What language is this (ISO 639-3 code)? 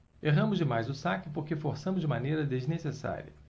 por